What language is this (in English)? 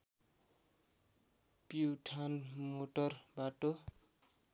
Nepali